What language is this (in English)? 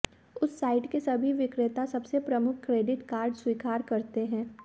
Hindi